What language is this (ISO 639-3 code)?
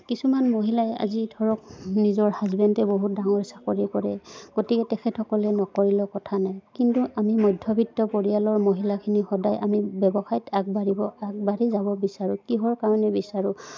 asm